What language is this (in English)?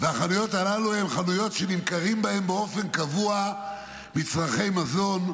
Hebrew